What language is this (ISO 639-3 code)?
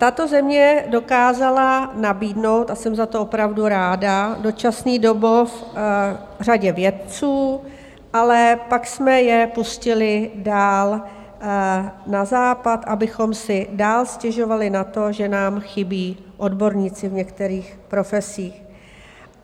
ces